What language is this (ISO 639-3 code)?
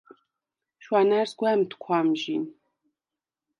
sva